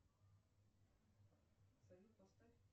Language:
Russian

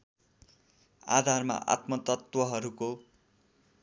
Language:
Nepali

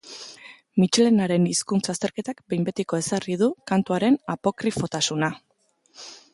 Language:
Basque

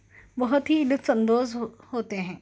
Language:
Urdu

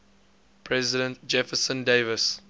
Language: English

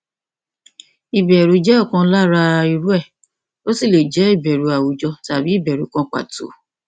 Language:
Yoruba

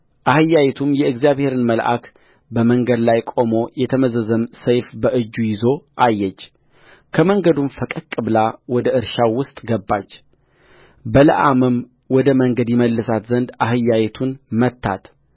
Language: Amharic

